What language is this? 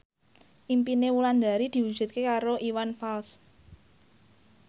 Javanese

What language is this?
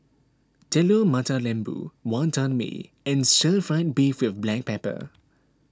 English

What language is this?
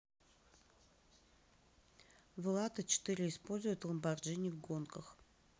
Russian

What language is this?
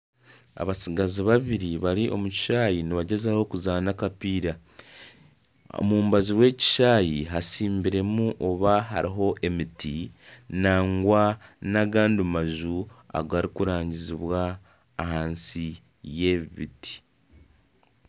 Nyankole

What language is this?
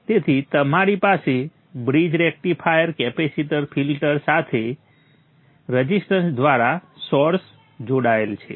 Gujarati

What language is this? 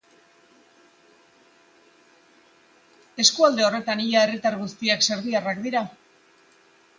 Basque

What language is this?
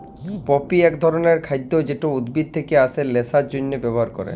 Bangla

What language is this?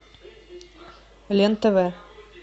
Russian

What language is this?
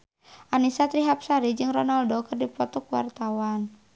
Sundanese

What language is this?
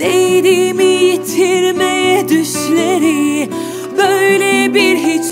Turkish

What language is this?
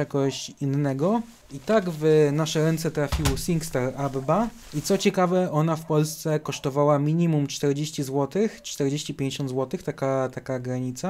Polish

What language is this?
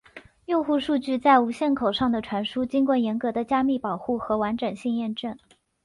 Chinese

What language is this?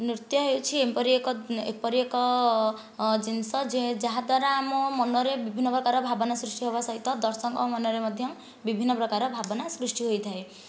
Odia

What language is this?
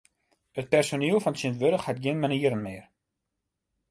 Western Frisian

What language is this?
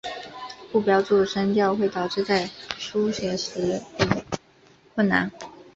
Chinese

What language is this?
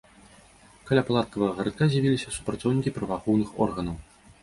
Belarusian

